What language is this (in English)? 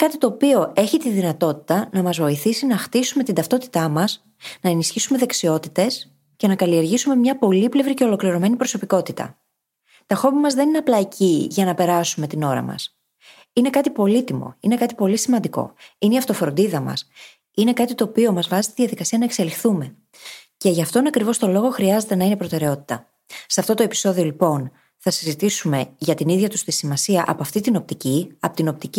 Greek